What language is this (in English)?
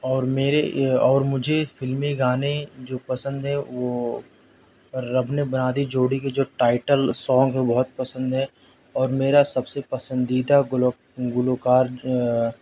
Urdu